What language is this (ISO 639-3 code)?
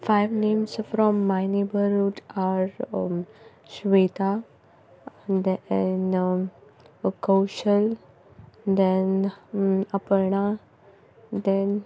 kok